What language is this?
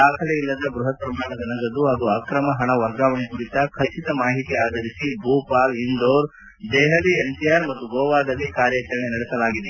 Kannada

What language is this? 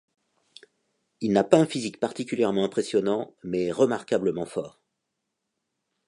French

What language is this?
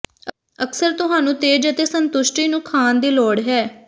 Punjabi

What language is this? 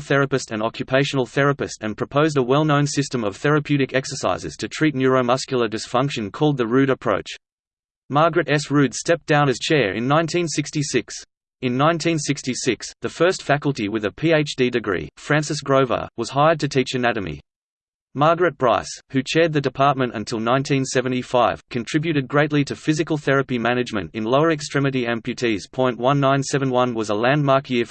English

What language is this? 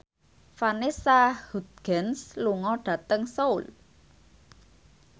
Javanese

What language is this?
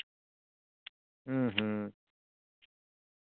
Santali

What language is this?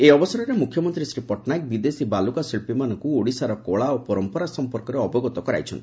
Odia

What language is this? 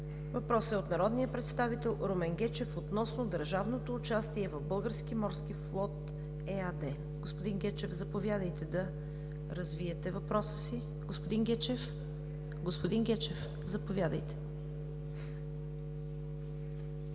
Bulgarian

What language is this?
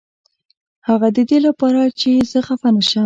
Pashto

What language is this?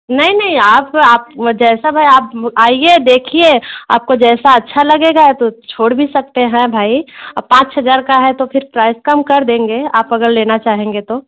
Hindi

